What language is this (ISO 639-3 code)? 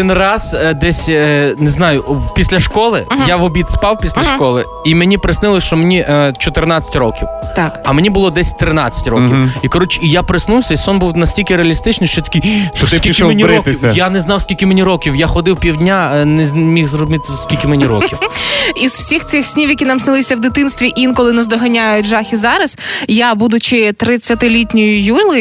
ukr